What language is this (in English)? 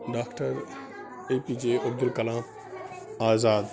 Kashmiri